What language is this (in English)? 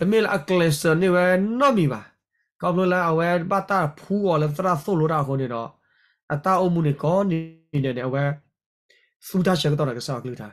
Thai